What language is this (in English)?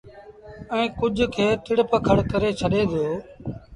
Sindhi Bhil